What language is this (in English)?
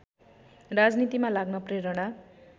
Nepali